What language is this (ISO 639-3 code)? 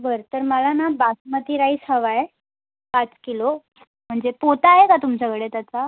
mar